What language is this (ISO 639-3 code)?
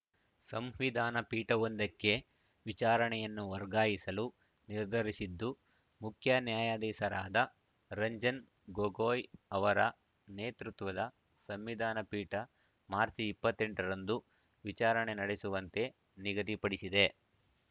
kan